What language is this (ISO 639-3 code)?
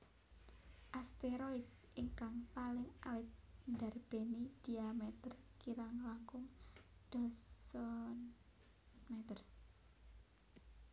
jav